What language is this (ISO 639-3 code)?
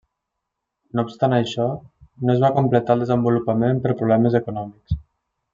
cat